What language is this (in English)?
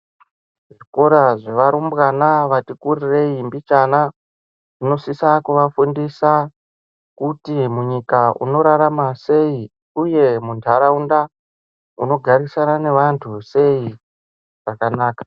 Ndau